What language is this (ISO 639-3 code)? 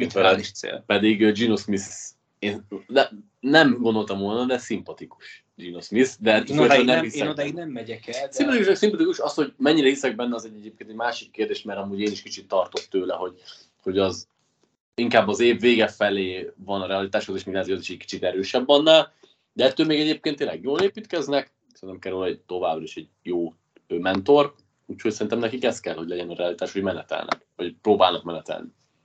hun